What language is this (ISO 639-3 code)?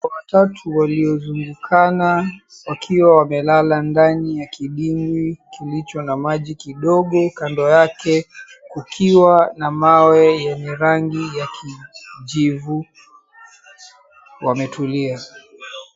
swa